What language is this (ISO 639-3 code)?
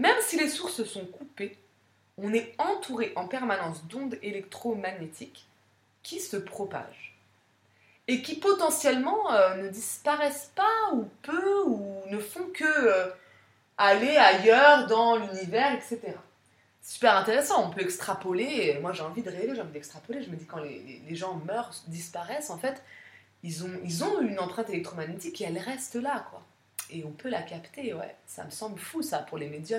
fra